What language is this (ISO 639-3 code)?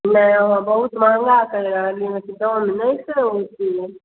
mai